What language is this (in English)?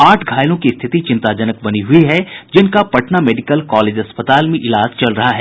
Hindi